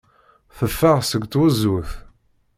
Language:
Kabyle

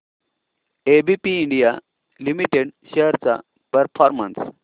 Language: Marathi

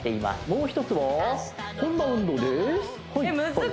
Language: Japanese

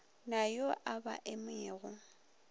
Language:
Northern Sotho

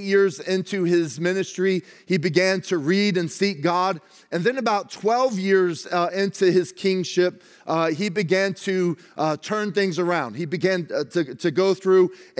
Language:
English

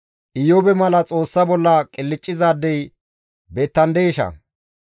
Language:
Gamo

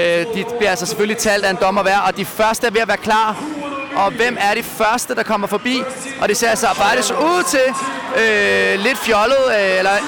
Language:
Danish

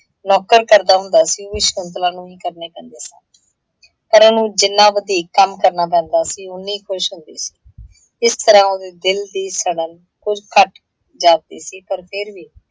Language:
Punjabi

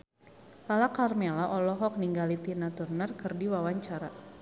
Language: Sundanese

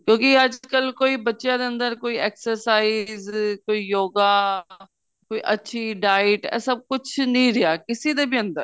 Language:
Punjabi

